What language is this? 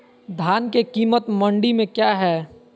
Magahi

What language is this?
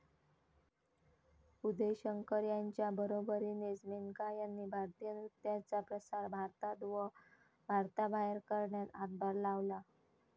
Marathi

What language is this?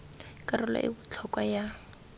Tswana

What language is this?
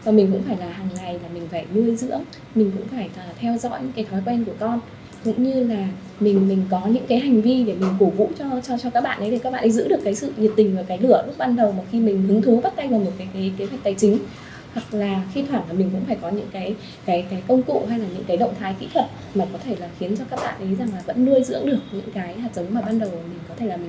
Vietnamese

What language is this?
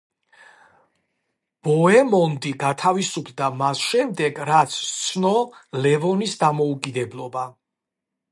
Georgian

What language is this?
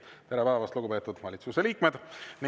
Estonian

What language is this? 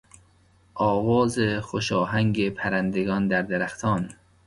Persian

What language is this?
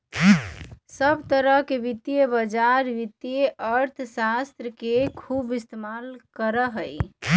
Magahi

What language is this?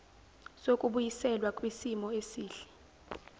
Zulu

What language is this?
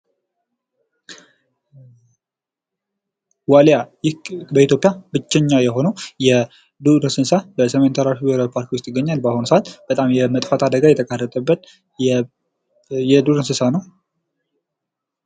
Amharic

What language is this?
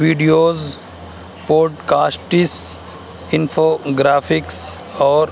Urdu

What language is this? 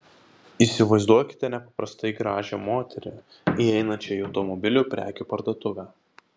Lithuanian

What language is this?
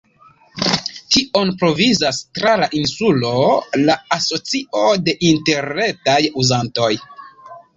Esperanto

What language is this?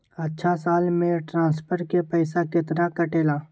Magahi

